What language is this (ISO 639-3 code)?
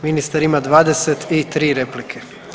hrv